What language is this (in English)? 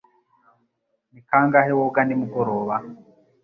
Kinyarwanda